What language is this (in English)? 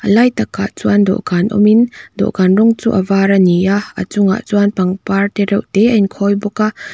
Mizo